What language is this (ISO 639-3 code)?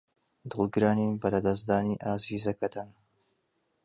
ckb